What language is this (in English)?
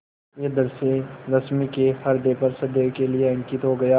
Hindi